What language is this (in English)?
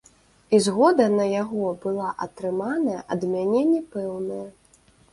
Belarusian